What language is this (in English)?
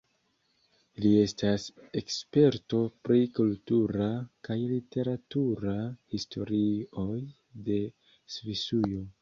Esperanto